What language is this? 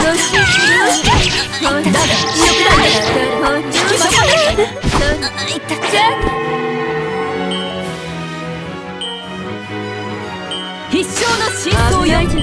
Japanese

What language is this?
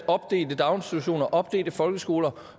Danish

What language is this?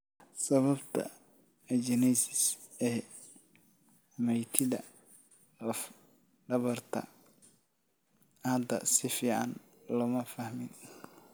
Somali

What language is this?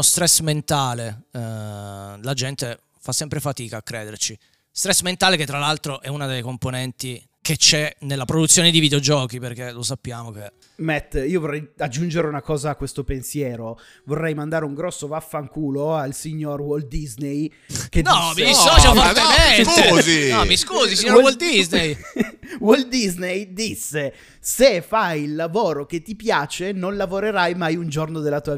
Italian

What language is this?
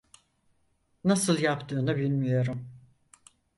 Turkish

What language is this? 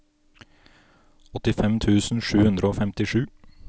Norwegian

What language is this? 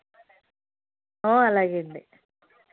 Telugu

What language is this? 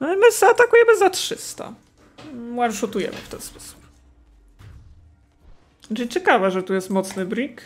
Polish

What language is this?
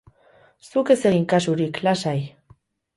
Basque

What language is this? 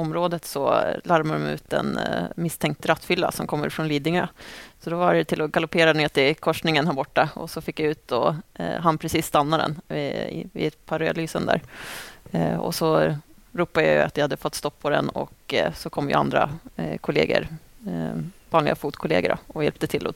Swedish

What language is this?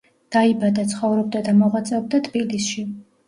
Georgian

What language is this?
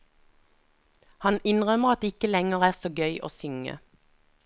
Norwegian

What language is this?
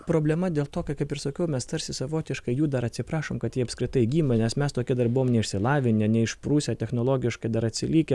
Lithuanian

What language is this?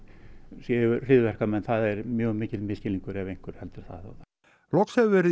Icelandic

